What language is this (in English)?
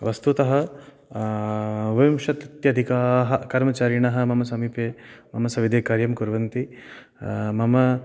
Sanskrit